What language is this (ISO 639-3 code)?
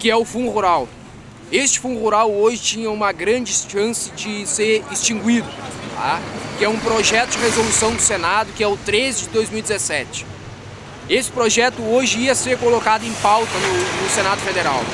por